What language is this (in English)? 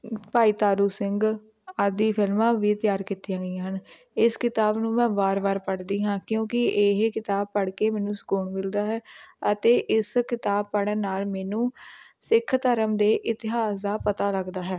Punjabi